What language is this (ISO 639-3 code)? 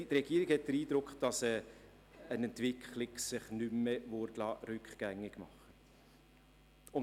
gsw